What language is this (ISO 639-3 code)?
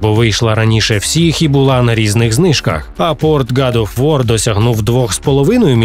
ukr